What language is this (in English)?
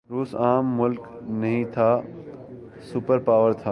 Urdu